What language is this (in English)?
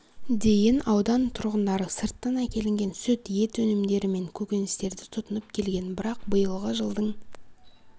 Kazakh